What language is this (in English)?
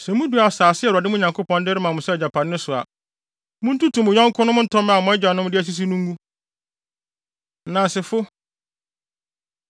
Akan